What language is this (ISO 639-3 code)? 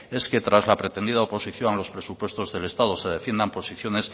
spa